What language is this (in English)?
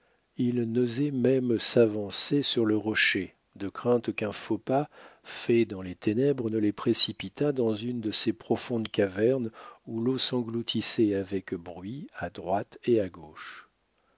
French